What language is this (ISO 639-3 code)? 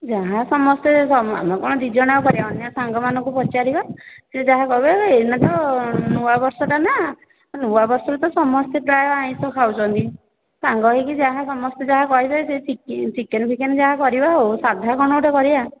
ori